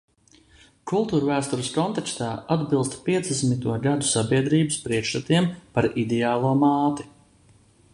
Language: Latvian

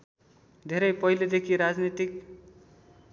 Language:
Nepali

